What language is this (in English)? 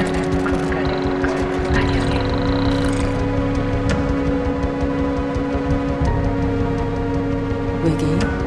Korean